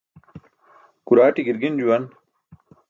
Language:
Burushaski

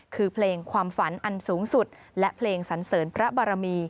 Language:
Thai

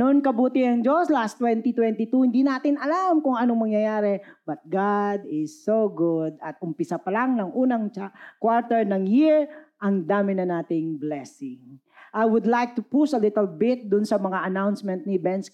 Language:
Filipino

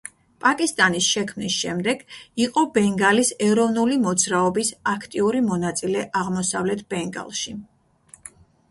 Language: Georgian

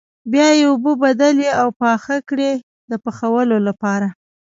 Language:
Pashto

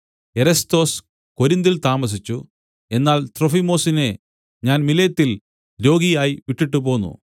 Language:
Malayalam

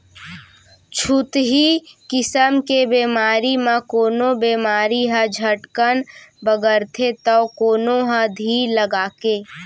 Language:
Chhattisgarhi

